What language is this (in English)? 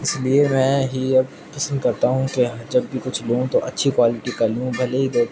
Urdu